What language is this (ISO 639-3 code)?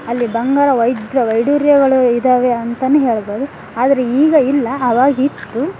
kan